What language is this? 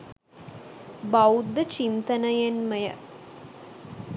Sinhala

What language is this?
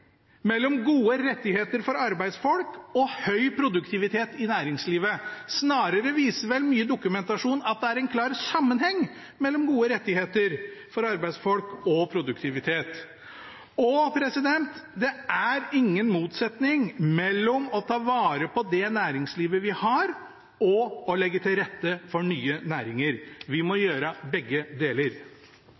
Norwegian Bokmål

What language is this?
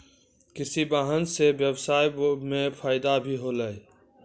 Maithili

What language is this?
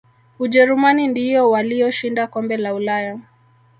Swahili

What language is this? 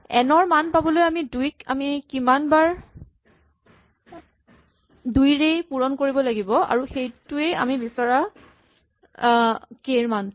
Assamese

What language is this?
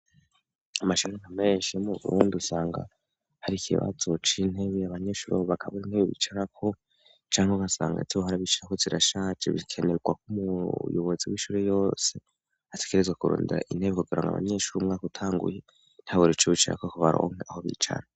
Rundi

